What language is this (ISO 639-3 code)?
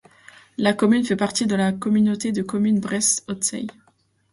fra